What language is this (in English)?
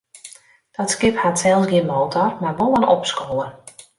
Western Frisian